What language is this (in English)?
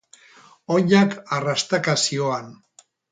Basque